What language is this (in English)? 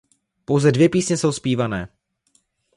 Czech